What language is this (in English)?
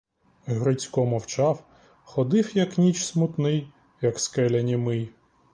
Ukrainian